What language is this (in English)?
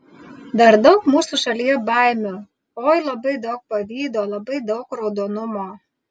Lithuanian